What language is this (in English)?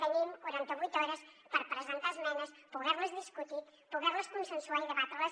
Catalan